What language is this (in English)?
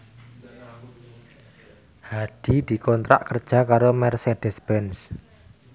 Javanese